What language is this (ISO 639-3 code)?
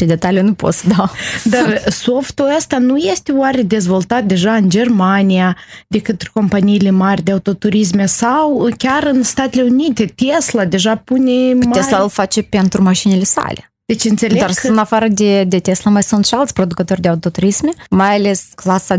ron